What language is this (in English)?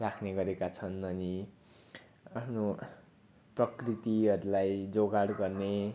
Nepali